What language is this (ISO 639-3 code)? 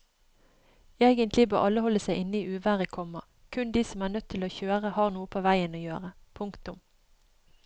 nor